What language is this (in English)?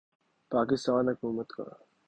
Urdu